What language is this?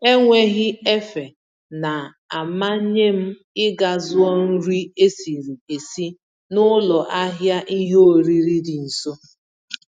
Igbo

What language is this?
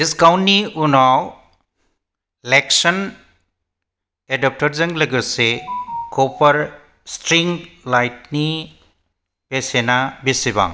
Bodo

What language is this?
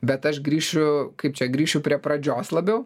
Lithuanian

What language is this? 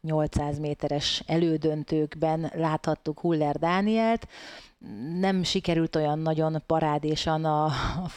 Hungarian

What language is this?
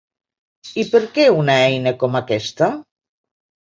Catalan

